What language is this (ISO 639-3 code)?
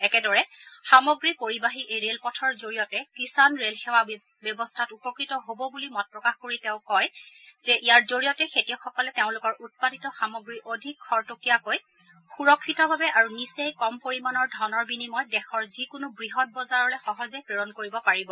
asm